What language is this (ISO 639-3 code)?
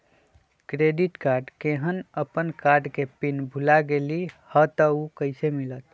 mag